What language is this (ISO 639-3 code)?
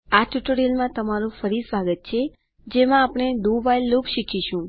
guj